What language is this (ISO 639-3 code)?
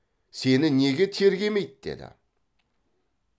kaz